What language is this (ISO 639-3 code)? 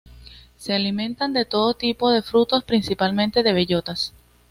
spa